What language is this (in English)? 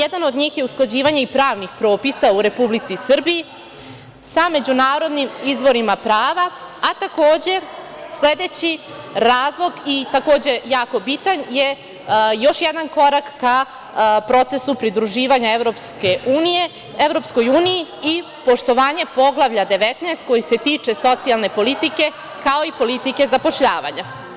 Serbian